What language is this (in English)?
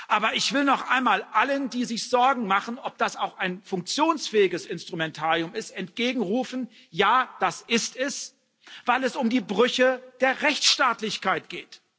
German